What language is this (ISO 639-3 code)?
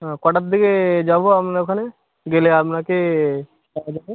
ben